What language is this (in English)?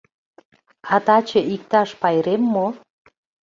Mari